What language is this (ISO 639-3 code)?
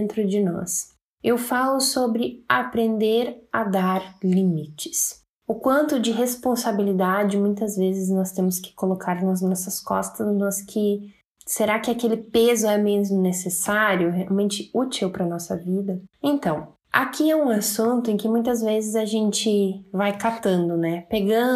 por